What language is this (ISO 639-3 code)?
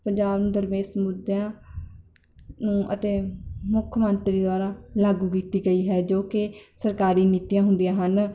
pan